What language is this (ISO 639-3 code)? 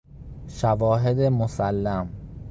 fas